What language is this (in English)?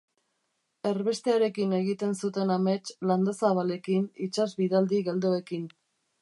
Basque